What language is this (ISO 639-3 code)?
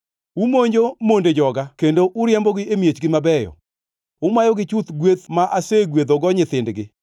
luo